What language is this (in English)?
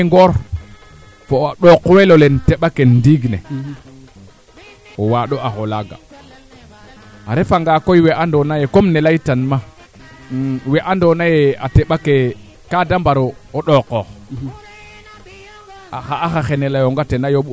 Serer